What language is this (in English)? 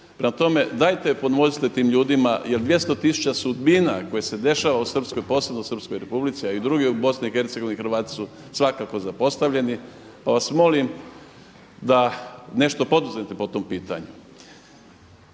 Croatian